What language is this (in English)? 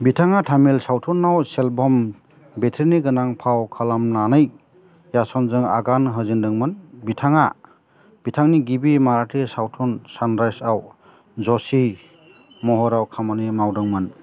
Bodo